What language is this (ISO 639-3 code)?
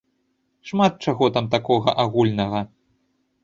bel